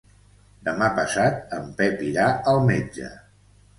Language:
Catalan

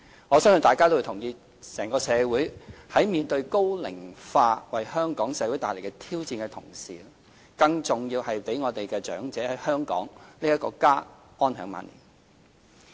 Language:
Cantonese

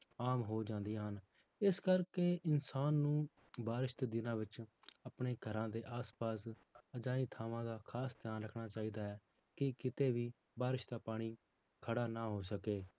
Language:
Punjabi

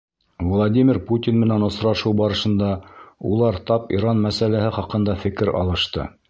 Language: Bashkir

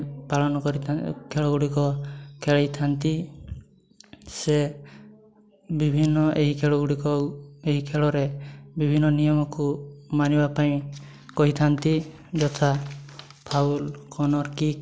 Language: Odia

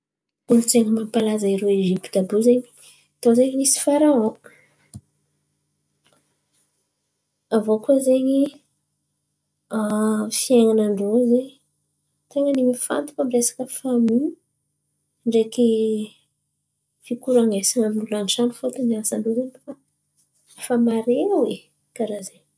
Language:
Antankarana Malagasy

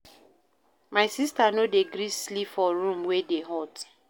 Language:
Nigerian Pidgin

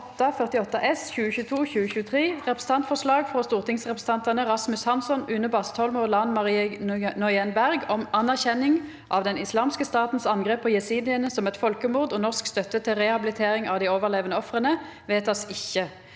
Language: Norwegian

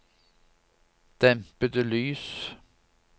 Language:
Norwegian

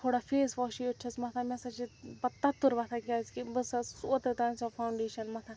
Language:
Kashmiri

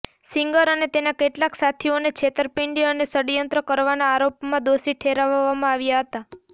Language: Gujarati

